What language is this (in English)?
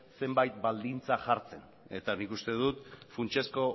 Basque